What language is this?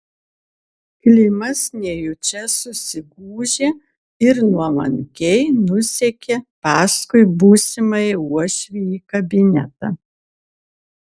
Lithuanian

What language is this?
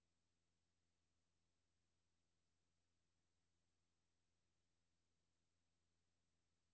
Danish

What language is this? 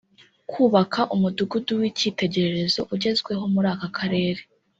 Kinyarwanda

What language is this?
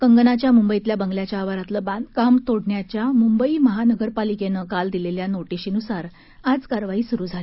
Marathi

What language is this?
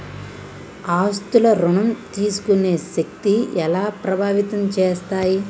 Telugu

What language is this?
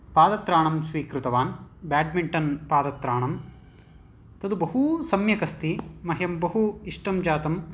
Sanskrit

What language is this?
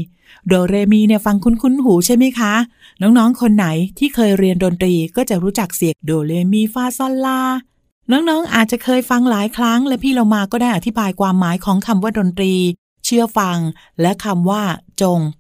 Thai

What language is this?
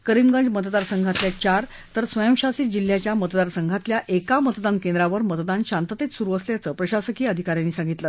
Marathi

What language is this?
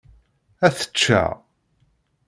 Kabyle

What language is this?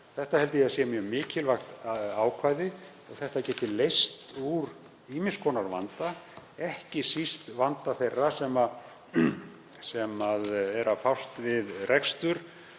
Icelandic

